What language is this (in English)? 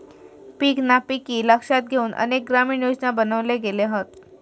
Marathi